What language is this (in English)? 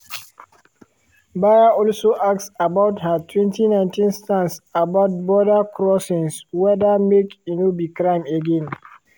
Nigerian Pidgin